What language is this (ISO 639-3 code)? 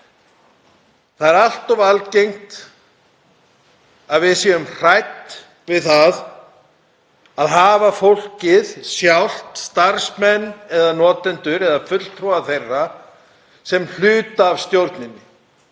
isl